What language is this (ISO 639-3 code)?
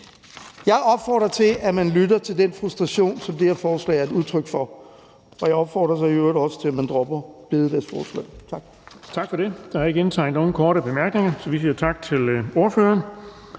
dan